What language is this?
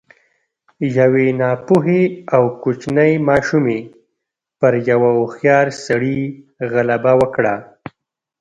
Pashto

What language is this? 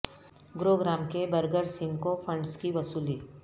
Urdu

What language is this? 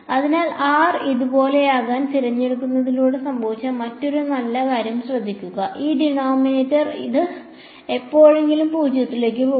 Malayalam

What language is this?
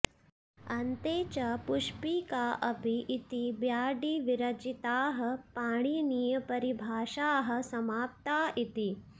Sanskrit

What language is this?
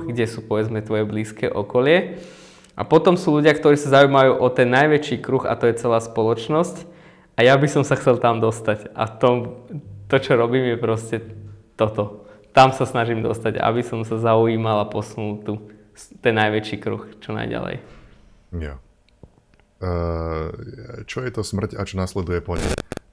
Slovak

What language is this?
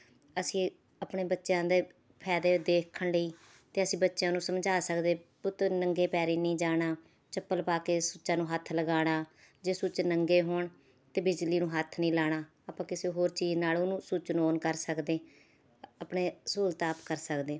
Punjabi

